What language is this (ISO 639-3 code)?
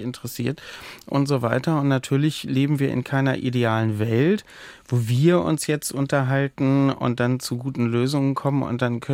deu